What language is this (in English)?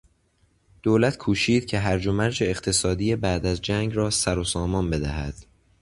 Persian